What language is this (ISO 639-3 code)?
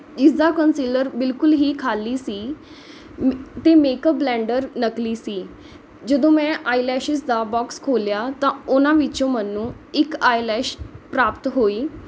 pan